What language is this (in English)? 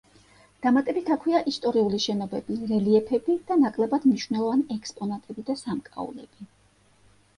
Georgian